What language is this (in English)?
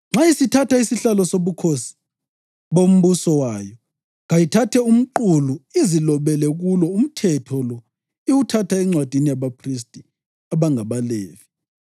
North Ndebele